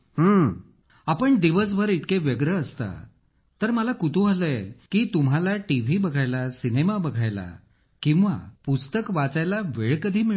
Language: Marathi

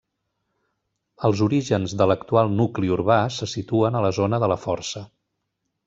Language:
Catalan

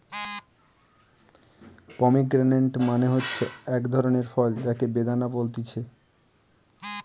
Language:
Bangla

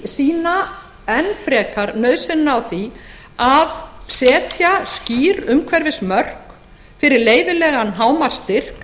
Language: Icelandic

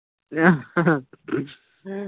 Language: Punjabi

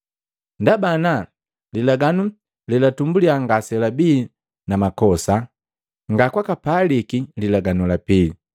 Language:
Matengo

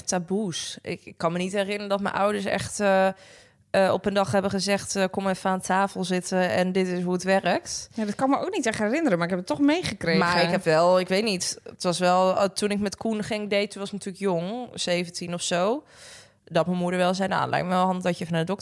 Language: Dutch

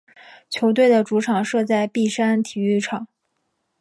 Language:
Chinese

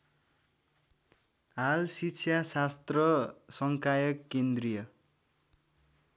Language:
Nepali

